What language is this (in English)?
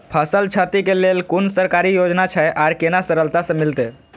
Maithili